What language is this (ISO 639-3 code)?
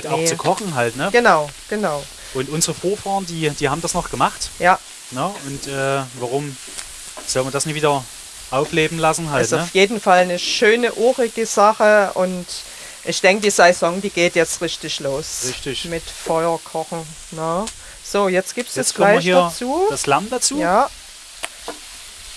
deu